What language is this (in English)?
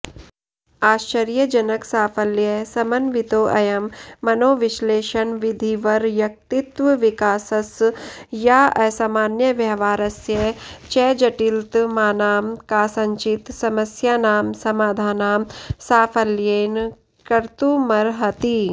Sanskrit